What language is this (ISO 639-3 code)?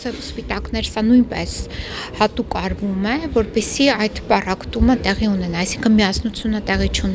ron